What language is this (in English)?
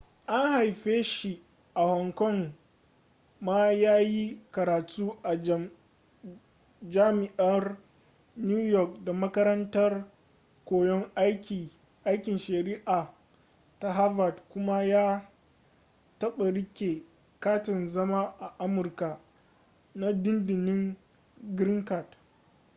Hausa